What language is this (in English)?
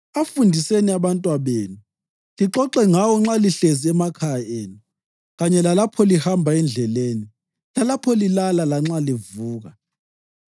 North Ndebele